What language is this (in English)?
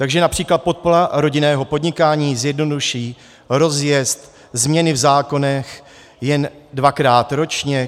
Czech